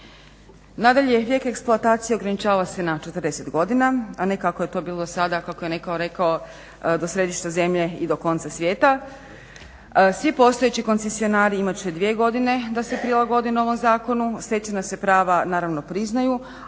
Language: Croatian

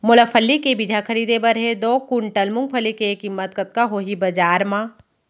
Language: Chhattisgarhi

